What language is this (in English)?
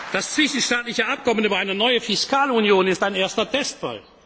German